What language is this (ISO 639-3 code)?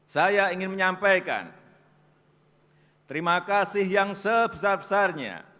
ind